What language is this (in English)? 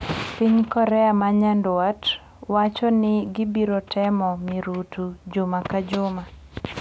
Luo (Kenya and Tanzania)